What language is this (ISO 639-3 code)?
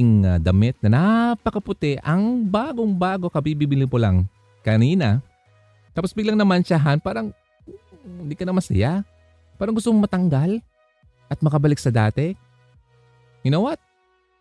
fil